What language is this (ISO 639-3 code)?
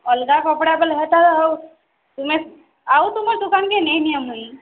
ori